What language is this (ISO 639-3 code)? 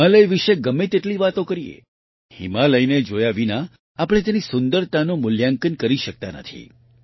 guj